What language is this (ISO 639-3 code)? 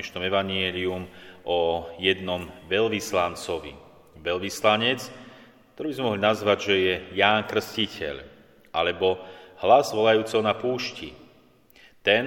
slk